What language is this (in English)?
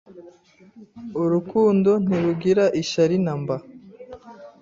Kinyarwanda